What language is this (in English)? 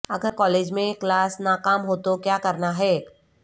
Urdu